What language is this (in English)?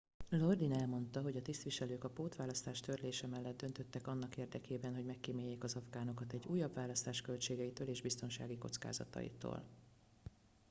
Hungarian